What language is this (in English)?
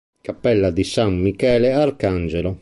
Italian